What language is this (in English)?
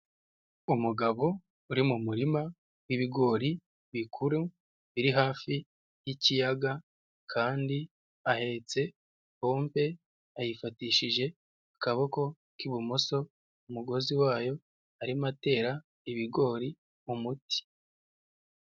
Kinyarwanda